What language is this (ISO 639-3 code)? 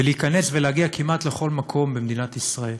heb